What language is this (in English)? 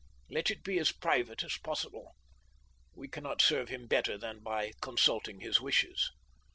English